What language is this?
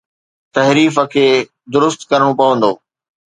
Sindhi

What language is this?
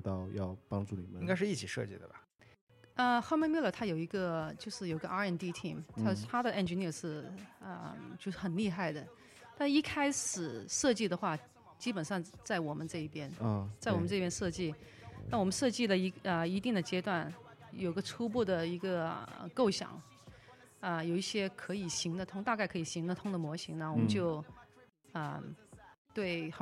Chinese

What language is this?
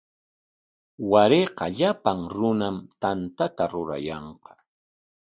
Corongo Ancash Quechua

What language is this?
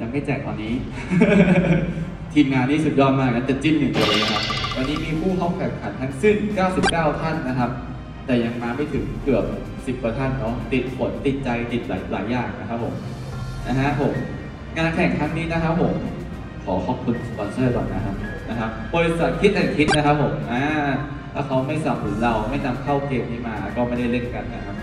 Thai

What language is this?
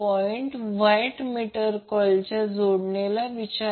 Marathi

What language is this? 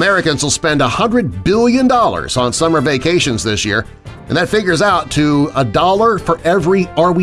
English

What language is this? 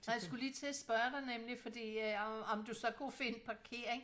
Danish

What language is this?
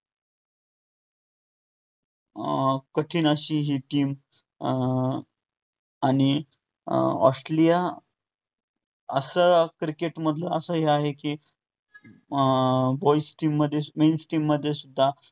Marathi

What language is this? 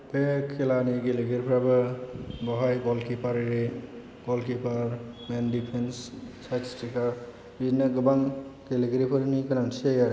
Bodo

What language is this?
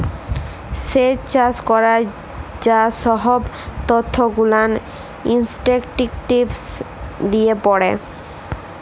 Bangla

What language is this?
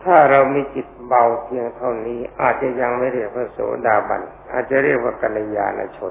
Thai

